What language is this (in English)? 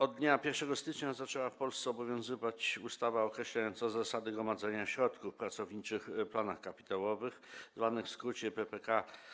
Polish